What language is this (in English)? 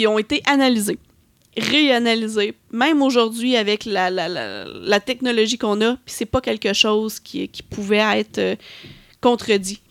French